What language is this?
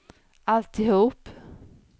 Swedish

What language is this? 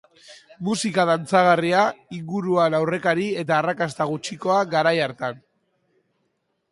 Basque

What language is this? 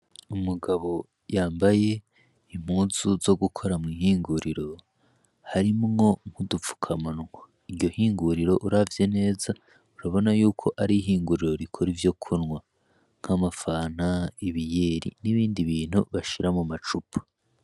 Rundi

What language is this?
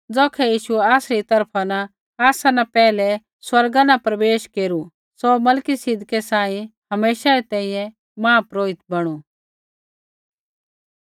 Kullu Pahari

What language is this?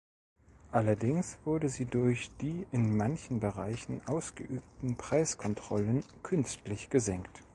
German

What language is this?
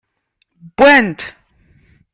Kabyle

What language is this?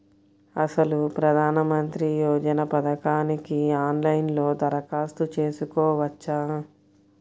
Telugu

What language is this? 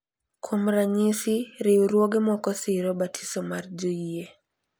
Luo (Kenya and Tanzania)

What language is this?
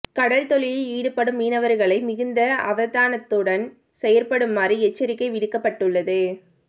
Tamil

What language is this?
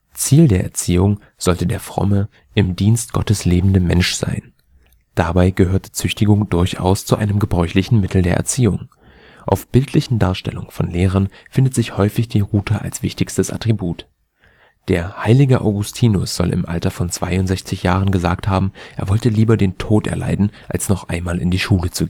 German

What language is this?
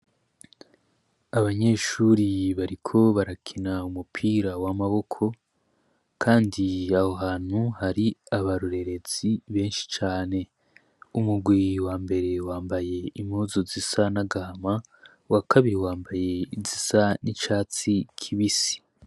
Rundi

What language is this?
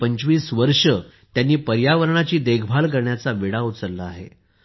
Marathi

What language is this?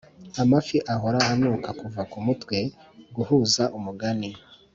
Kinyarwanda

